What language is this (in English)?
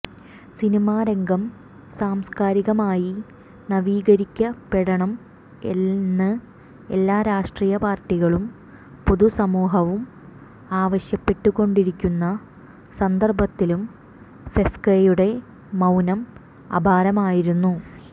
Malayalam